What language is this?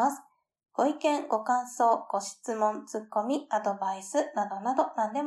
Japanese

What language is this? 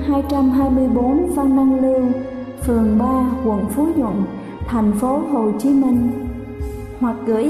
Vietnamese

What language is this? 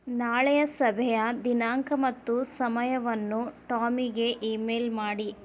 Kannada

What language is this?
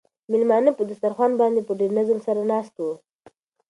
Pashto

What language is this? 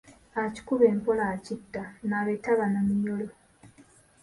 Ganda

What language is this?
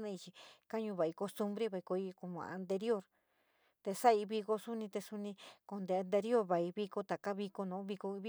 San Miguel El Grande Mixtec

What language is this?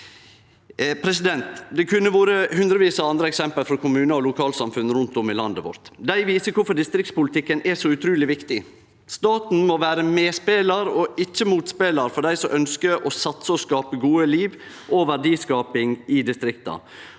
Norwegian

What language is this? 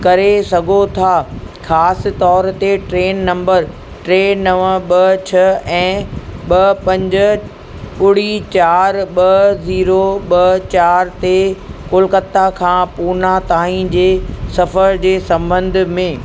Sindhi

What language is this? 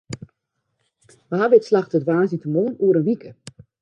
Western Frisian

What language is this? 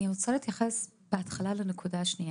Hebrew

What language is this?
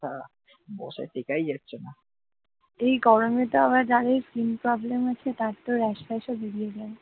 Bangla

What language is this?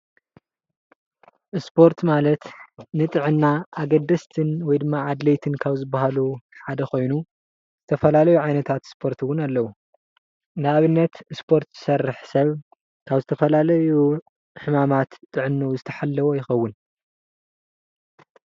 Tigrinya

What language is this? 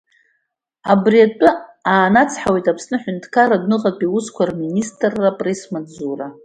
Abkhazian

